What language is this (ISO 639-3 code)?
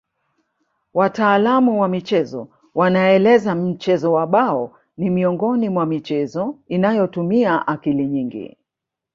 swa